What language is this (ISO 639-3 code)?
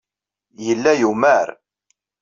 kab